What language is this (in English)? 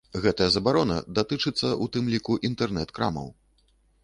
Belarusian